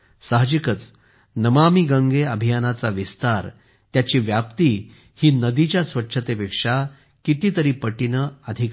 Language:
Marathi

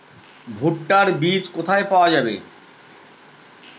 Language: Bangla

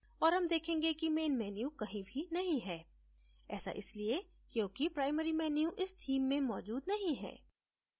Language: Hindi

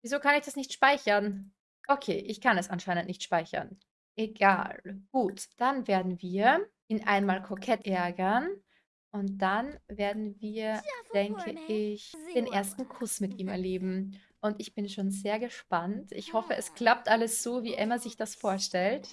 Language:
German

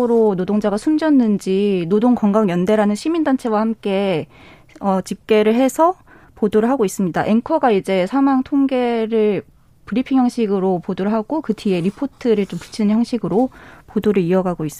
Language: Korean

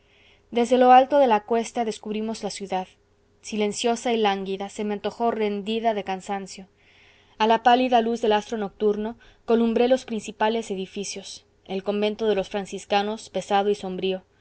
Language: Spanish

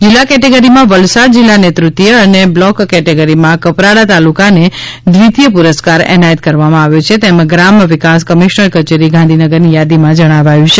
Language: Gujarati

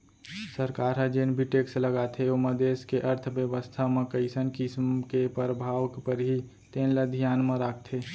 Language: Chhattisgarhi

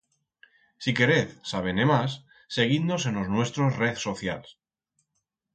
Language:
Aragonese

